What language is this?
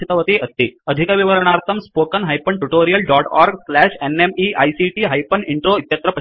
Sanskrit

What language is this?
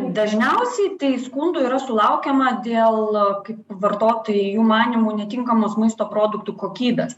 Lithuanian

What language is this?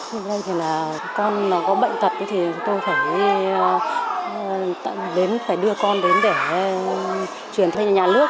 Vietnamese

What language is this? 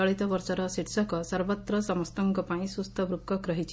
Odia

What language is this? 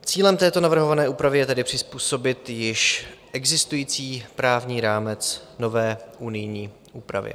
Czech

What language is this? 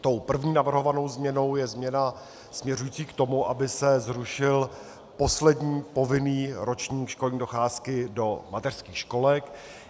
Czech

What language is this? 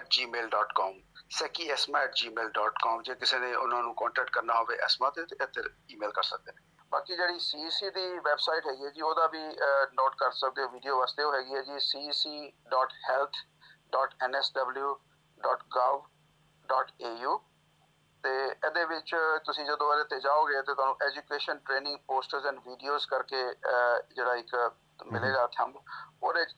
Punjabi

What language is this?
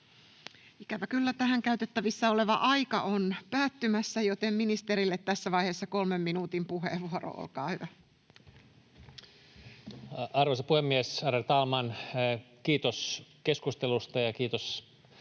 Finnish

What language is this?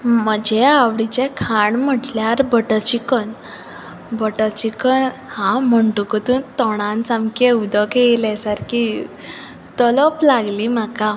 Konkani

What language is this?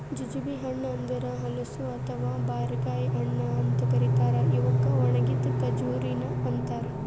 Kannada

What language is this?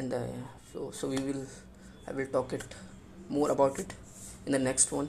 Hindi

